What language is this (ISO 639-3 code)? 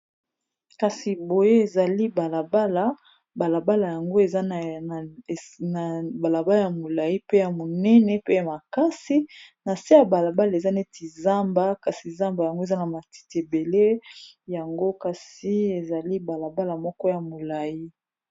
lin